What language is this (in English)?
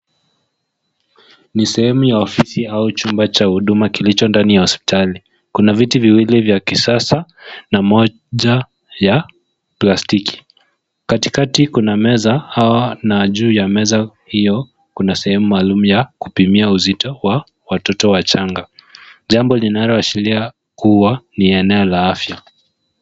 Swahili